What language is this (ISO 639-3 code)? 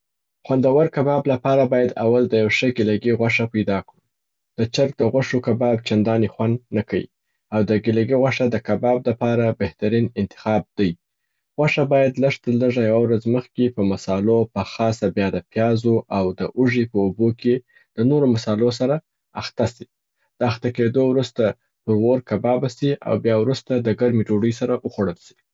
pbt